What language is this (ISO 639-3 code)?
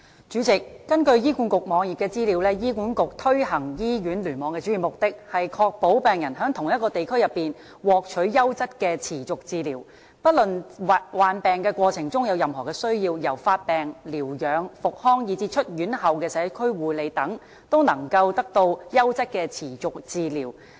yue